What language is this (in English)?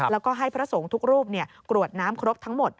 Thai